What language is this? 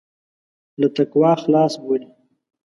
Pashto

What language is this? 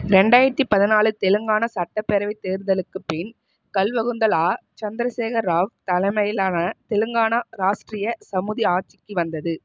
Tamil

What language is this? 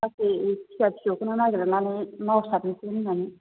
Bodo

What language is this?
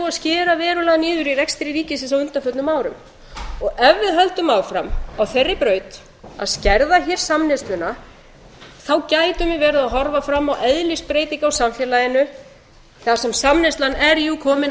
Icelandic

